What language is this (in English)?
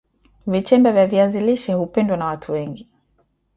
Swahili